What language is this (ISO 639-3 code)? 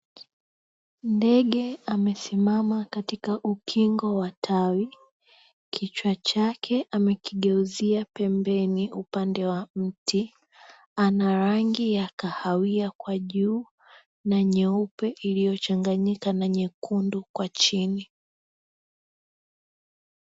swa